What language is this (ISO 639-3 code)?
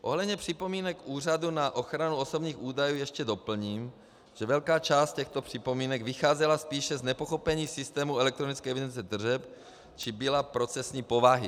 ces